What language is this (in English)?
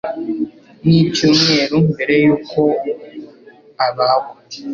Kinyarwanda